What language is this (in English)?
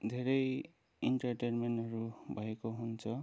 Nepali